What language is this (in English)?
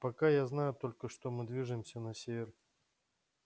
Russian